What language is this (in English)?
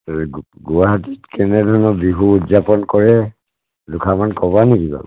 Assamese